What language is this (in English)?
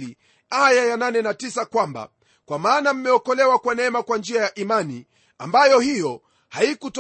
Swahili